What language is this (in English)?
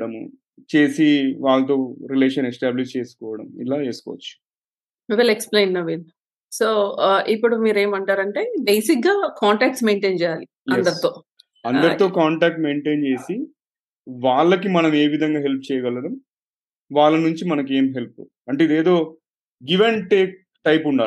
Telugu